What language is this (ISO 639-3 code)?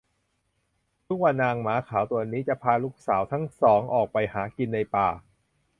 tha